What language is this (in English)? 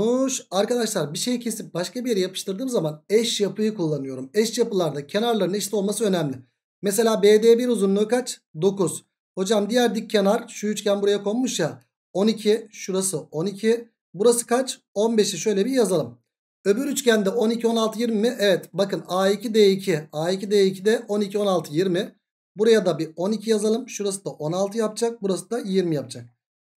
Turkish